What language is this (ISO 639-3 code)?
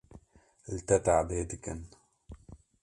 kur